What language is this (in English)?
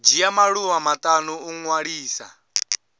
Venda